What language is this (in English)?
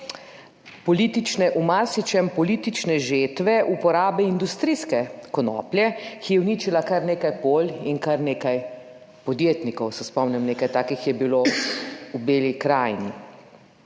Slovenian